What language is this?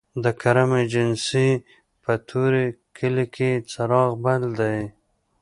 Pashto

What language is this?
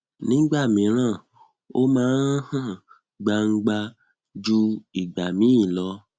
Yoruba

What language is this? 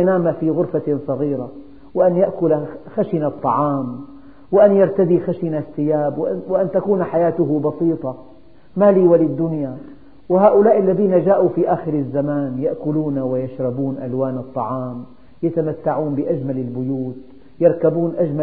Arabic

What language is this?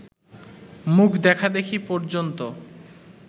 Bangla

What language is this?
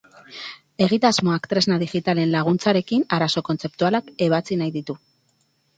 Basque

